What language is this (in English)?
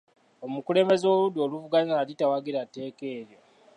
Ganda